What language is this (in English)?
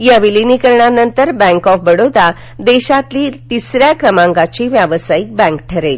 Marathi